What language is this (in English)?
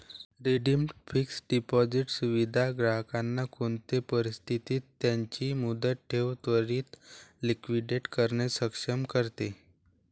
Marathi